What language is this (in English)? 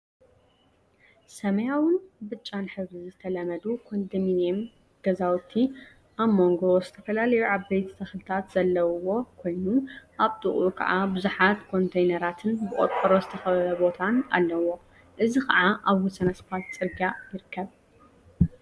Tigrinya